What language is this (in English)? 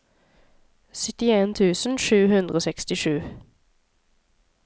Norwegian